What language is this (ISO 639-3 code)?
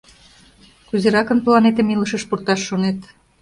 chm